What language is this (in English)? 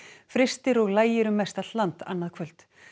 Icelandic